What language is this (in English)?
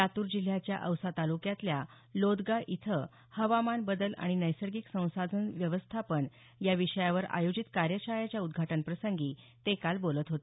Marathi